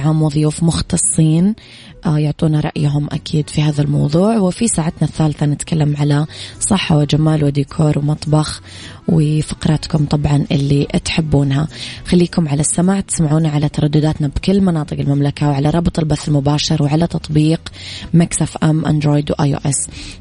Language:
Arabic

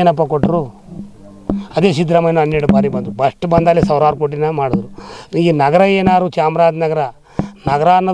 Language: Romanian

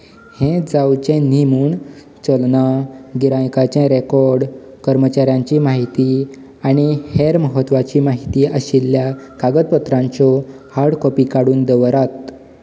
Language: Konkani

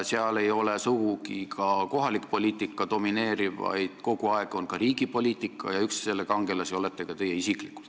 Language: Estonian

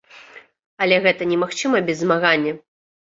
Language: Belarusian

